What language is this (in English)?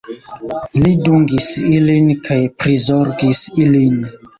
Esperanto